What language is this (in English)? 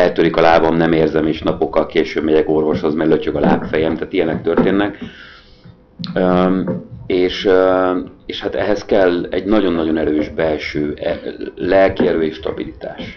Hungarian